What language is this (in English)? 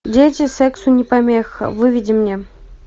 Russian